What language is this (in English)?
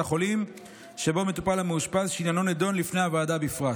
Hebrew